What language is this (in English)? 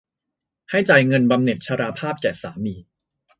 Thai